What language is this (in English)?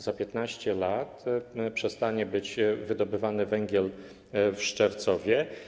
Polish